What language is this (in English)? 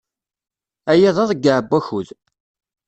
Kabyle